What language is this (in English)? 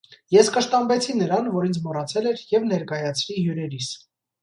Armenian